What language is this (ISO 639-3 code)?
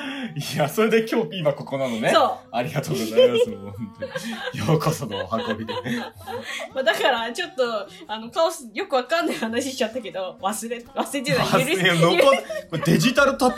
jpn